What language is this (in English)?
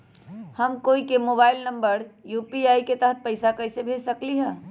Magahi